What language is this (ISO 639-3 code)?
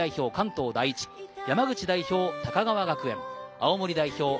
jpn